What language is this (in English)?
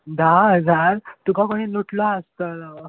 Konkani